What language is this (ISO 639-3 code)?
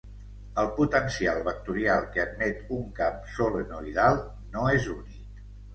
cat